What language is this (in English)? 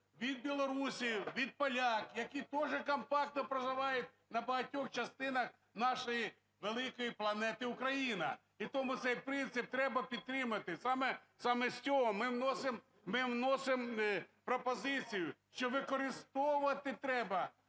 Ukrainian